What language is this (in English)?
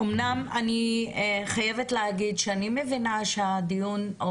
Hebrew